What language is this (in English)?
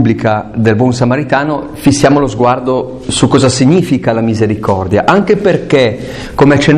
Italian